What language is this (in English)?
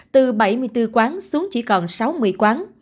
Vietnamese